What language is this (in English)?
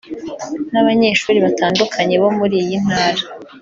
Kinyarwanda